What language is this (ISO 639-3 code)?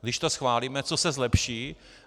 ces